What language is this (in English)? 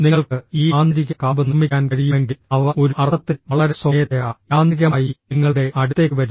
Malayalam